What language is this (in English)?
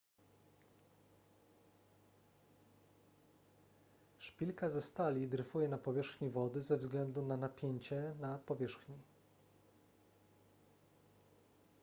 Polish